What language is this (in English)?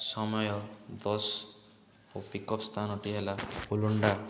Odia